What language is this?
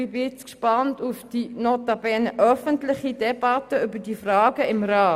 Swiss German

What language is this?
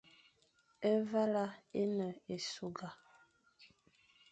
Fang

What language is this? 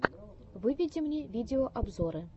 Russian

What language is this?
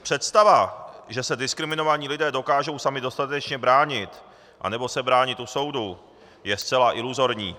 Czech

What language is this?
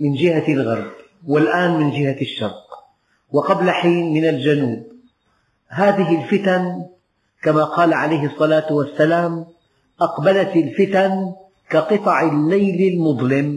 Arabic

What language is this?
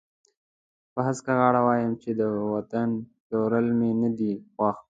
Pashto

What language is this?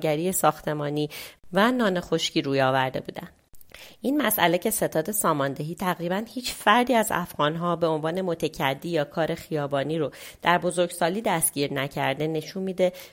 Persian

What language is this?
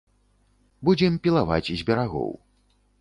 Belarusian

